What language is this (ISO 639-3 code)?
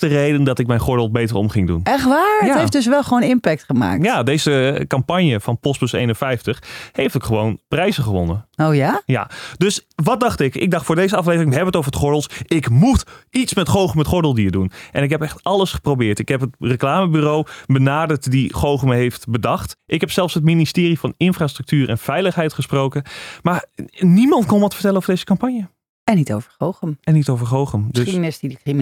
nld